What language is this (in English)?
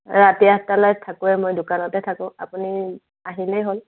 Assamese